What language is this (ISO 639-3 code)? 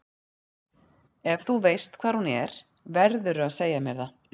isl